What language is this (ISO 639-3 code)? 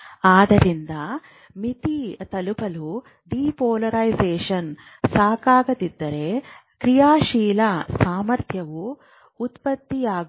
kan